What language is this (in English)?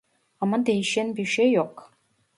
Turkish